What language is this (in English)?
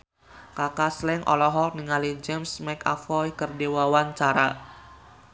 Sundanese